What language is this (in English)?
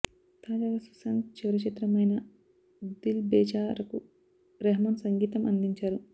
Telugu